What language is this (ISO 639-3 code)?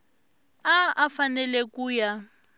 tso